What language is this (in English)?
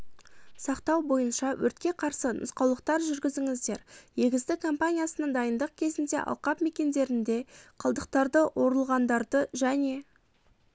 Kazakh